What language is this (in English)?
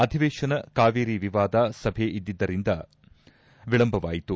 Kannada